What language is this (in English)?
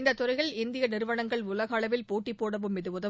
Tamil